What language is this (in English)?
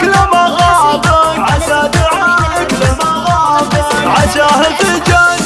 Arabic